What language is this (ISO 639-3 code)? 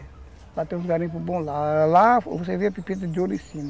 por